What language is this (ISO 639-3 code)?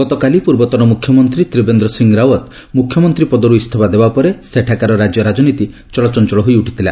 ori